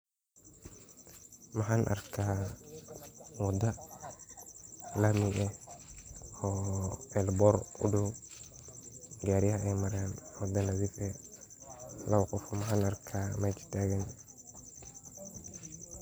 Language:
Somali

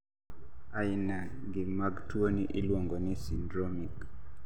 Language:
Luo (Kenya and Tanzania)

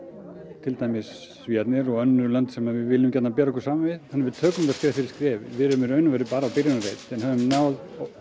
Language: Icelandic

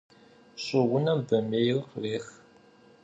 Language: Kabardian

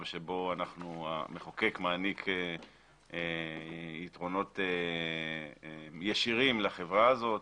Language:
Hebrew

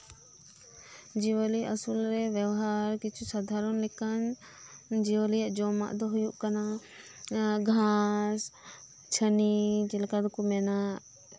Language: Santali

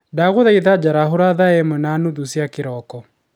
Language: Kikuyu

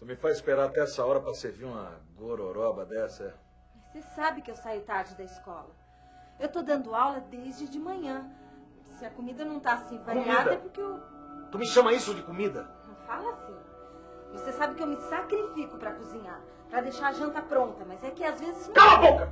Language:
Portuguese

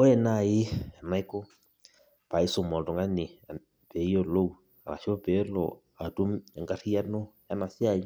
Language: Masai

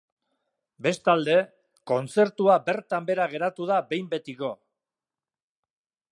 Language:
Basque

